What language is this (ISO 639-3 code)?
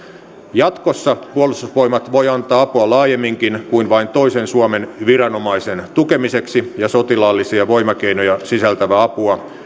fin